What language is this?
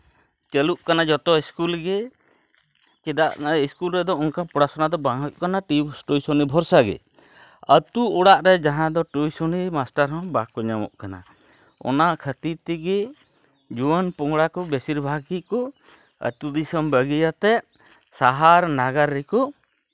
Santali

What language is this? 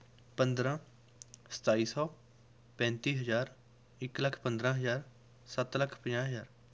Punjabi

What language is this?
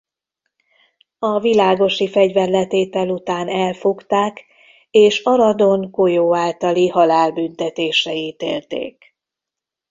Hungarian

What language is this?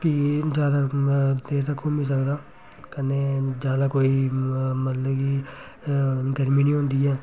Dogri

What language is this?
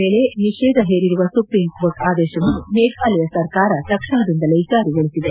Kannada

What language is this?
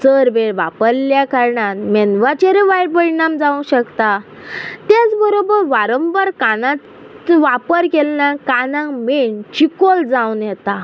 Konkani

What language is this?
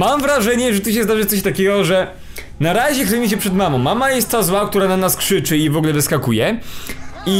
Polish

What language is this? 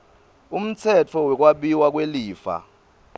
Swati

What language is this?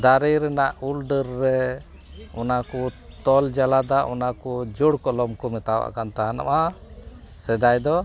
Santali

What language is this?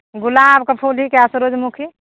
Maithili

